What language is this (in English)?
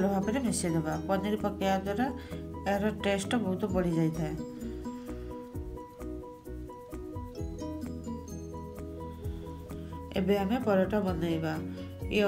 Hindi